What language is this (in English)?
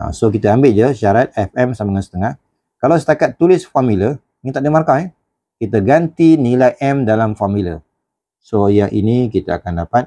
Malay